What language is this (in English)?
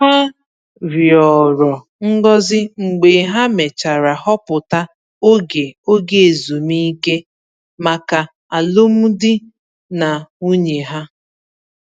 Igbo